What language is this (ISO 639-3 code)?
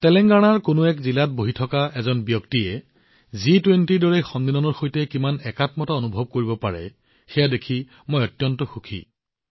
asm